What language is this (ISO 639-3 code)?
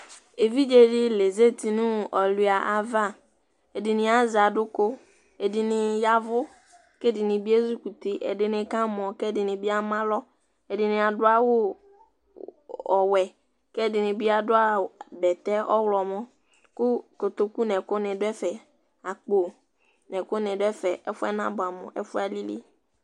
kpo